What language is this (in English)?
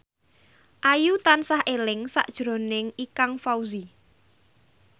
Javanese